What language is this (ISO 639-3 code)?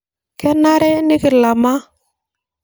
mas